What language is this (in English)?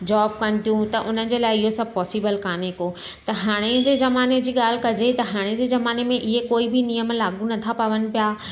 Sindhi